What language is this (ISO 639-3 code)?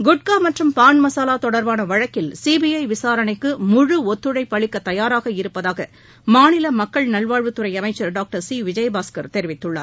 tam